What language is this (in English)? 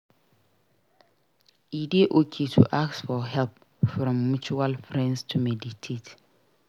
Nigerian Pidgin